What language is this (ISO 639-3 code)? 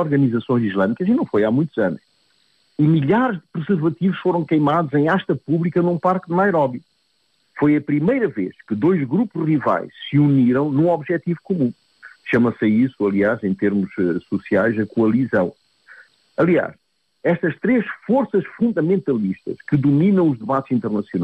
por